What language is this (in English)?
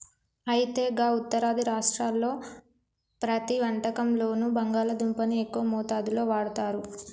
Telugu